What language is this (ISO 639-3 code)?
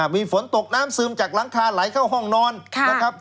tha